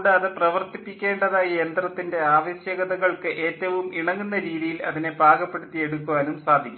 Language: Malayalam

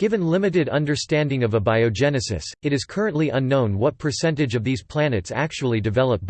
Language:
English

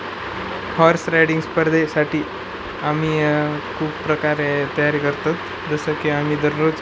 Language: Marathi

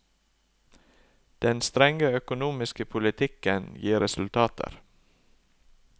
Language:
Norwegian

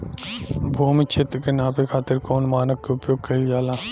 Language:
Bhojpuri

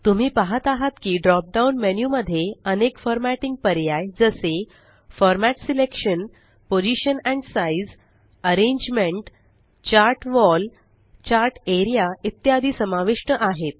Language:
Marathi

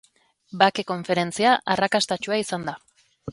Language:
Basque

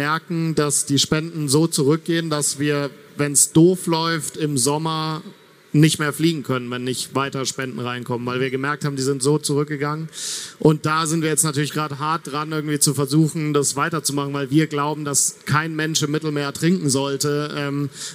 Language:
German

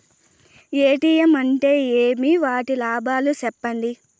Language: Telugu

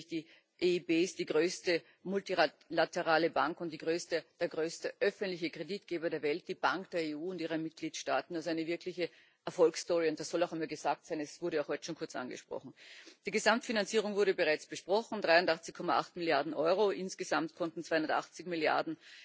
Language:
German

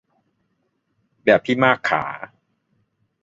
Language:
Thai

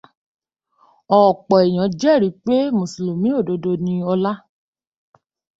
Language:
Yoruba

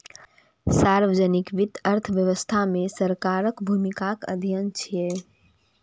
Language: Maithili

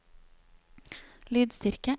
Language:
Norwegian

